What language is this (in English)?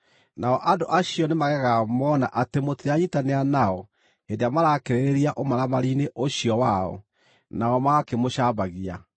Kikuyu